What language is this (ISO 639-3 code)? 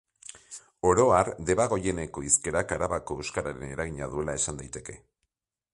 eus